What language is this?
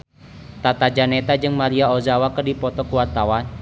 Sundanese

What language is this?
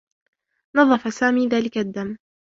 Arabic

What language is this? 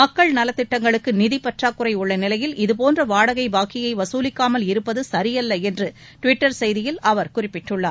Tamil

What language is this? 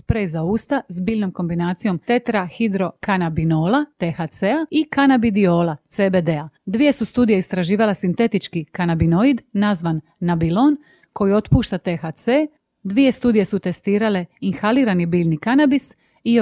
Croatian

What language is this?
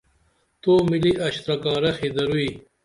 Dameli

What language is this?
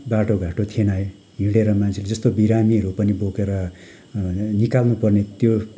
Nepali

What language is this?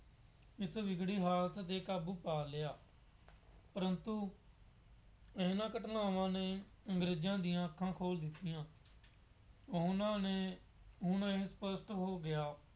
Punjabi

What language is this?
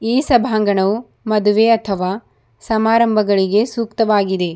Kannada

